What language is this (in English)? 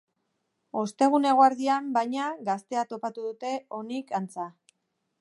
Basque